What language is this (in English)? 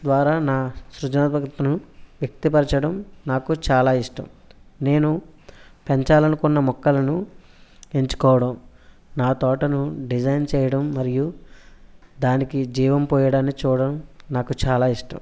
Telugu